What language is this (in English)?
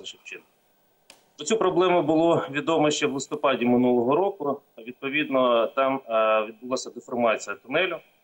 Ukrainian